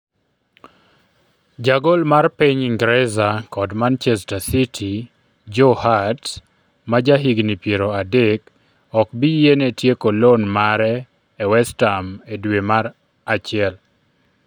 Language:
Luo (Kenya and Tanzania)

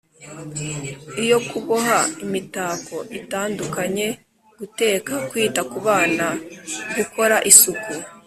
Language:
Kinyarwanda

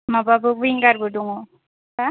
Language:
Bodo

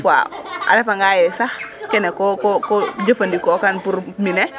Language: Serer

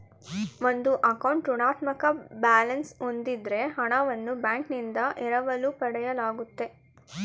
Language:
Kannada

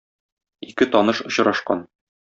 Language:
Tatar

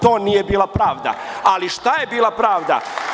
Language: Serbian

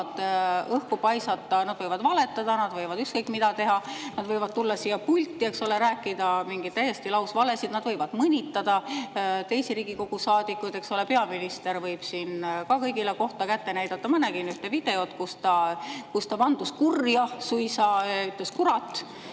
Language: Estonian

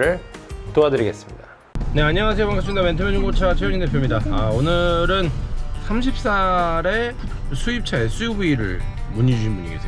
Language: Korean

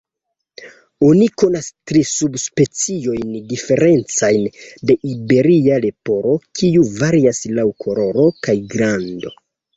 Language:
Esperanto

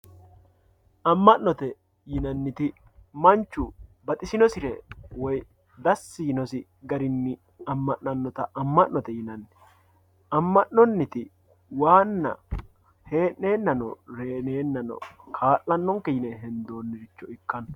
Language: Sidamo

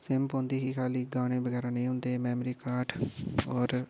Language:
Dogri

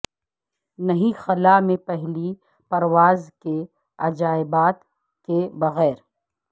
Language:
Urdu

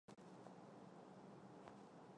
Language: Chinese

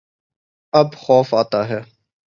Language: Urdu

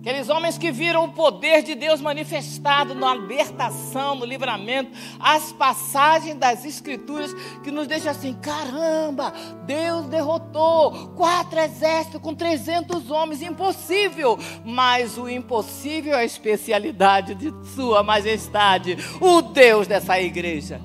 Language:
Portuguese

